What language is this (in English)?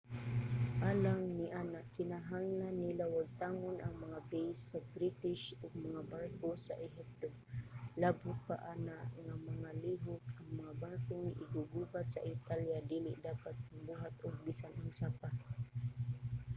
Cebuano